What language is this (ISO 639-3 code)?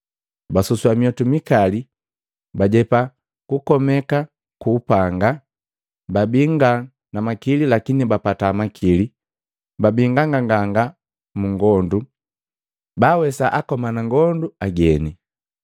mgv